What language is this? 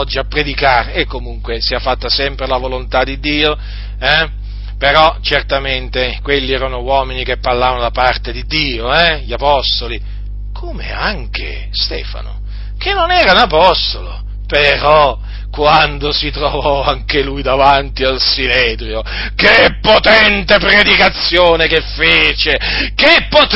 Italian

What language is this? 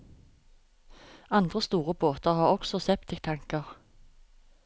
Norwegian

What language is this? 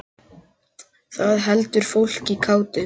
Icelandic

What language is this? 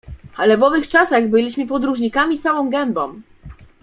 Polish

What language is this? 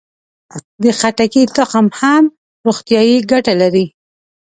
Pashto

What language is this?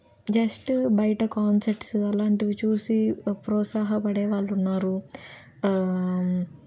Telugu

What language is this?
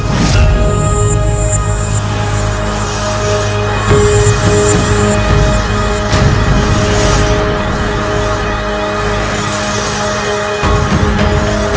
Indonesian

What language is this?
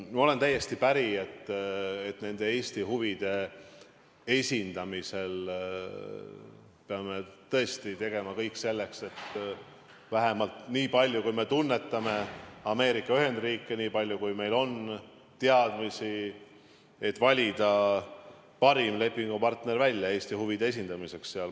Estonian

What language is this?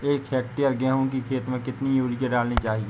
Hindi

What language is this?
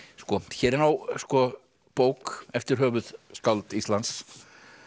Icelandic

